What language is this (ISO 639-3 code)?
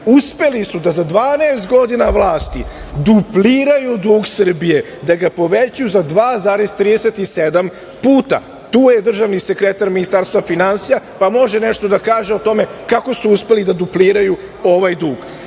srp